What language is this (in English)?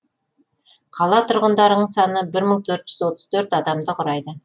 Kazakh